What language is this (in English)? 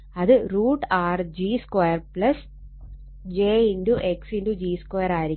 Malayalam